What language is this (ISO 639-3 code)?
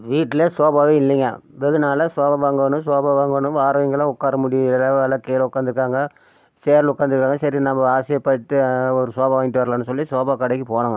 tam